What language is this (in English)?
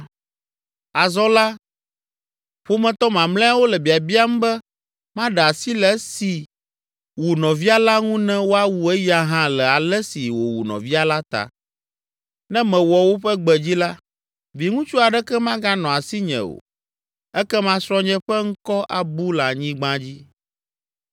Ewe